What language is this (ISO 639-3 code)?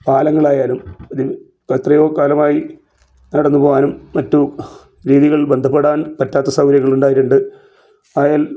mal